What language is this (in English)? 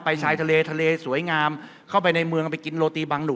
Thai